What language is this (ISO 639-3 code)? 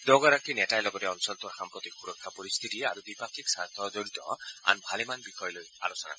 asm